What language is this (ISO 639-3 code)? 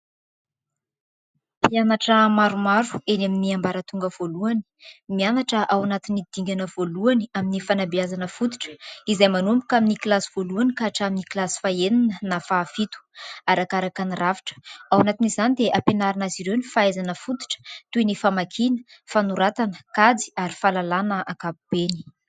mlg